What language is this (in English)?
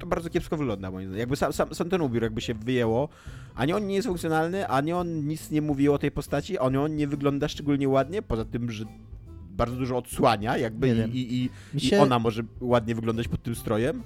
Polish